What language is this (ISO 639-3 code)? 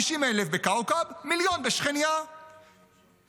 heb